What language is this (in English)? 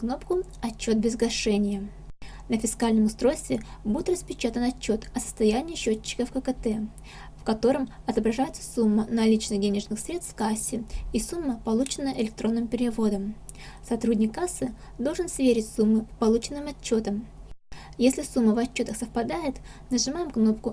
Russian